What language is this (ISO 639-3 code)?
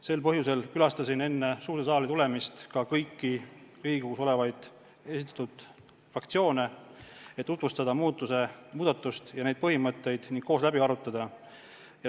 est